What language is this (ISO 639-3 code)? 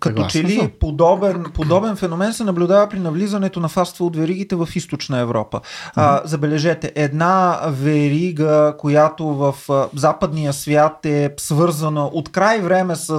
bul